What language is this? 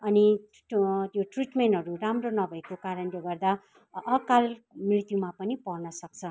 Nepali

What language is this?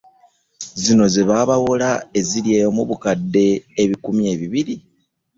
Ganda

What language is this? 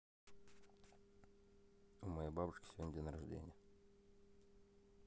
Russian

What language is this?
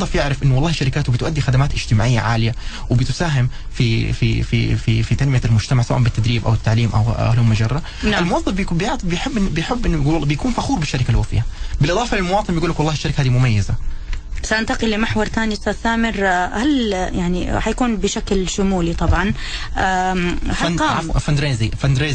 Arabic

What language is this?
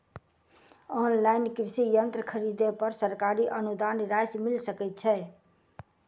Maithili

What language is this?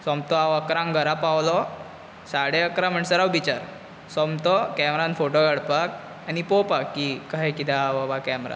Konkani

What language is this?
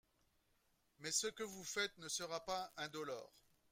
French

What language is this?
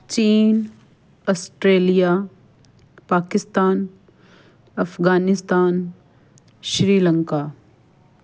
Punjabi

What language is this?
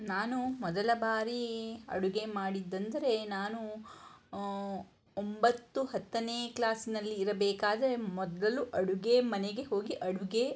Kannada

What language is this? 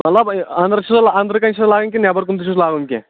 Kashmiri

